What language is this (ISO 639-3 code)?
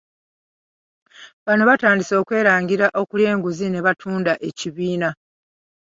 lug